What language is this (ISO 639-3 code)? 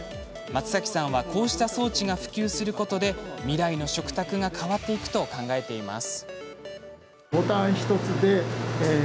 jpn